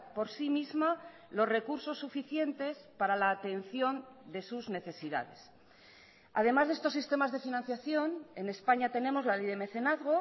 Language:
Spanish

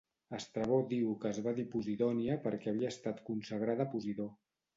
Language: Catalan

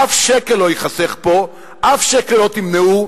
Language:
Hebrew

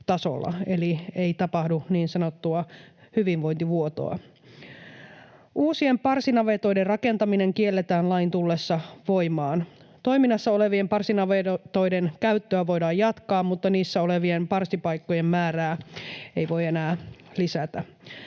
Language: Finnish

